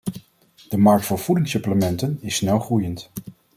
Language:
Dutch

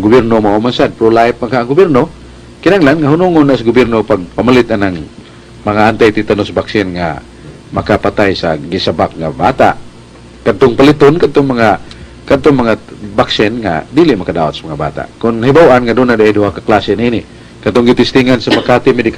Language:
Filipino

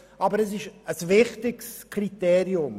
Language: Swiss German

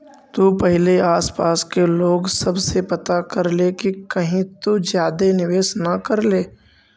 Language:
Magahi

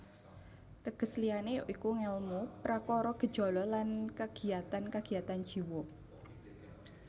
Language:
Javanese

